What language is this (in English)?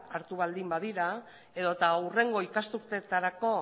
Basque